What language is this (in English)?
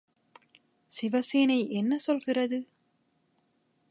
Tamil